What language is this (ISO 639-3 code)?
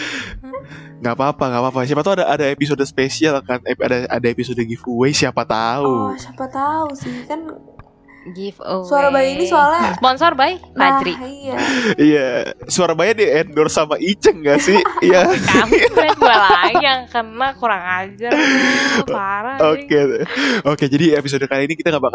ind